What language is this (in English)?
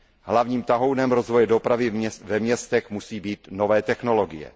Czech